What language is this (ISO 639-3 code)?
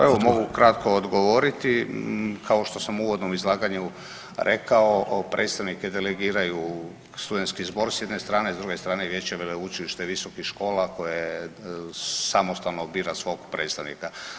hrv